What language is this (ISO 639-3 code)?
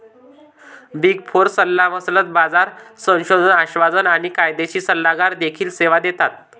mar